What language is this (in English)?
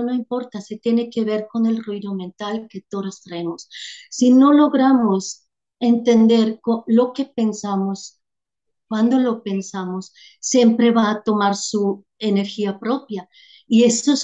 Spanish